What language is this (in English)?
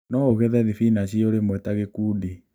Kikuyu